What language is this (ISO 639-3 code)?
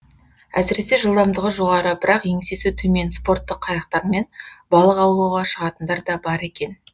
kaz